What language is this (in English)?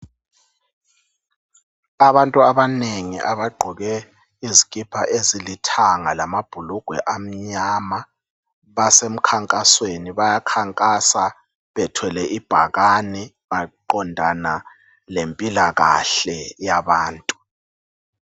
North Ndebele